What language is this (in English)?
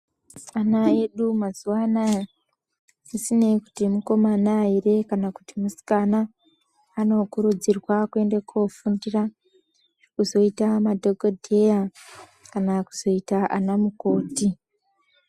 Ndau